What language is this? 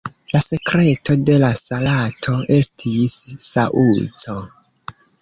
Esperanto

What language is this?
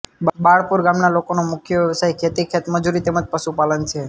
Gujarati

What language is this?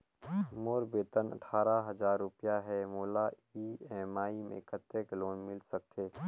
Chhattisgarhi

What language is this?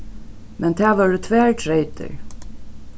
Faroese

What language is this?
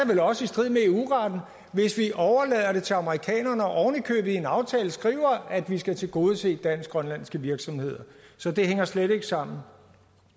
Danish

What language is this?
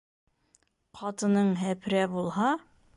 Bashkir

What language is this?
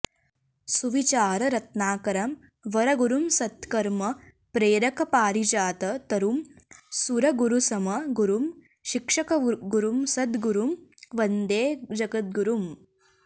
Sanskrit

